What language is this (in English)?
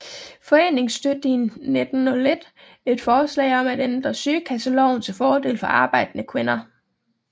Danish